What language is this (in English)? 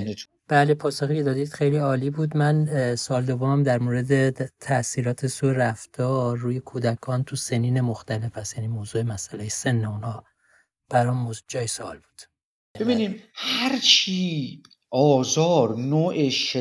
Persian